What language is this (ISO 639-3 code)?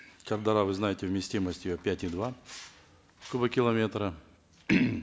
kaz